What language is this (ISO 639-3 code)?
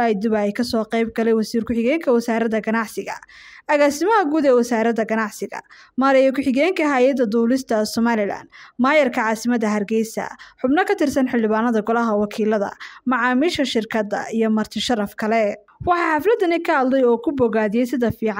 ara